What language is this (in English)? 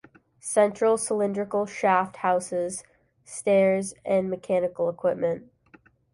English